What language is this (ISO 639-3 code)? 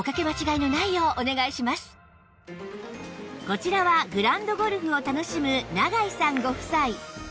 jpn